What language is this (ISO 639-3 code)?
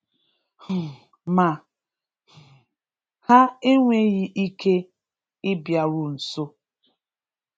ibo